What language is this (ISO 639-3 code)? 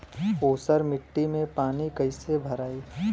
bho